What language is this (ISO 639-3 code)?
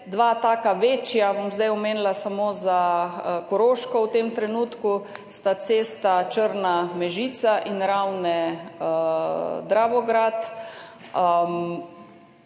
slv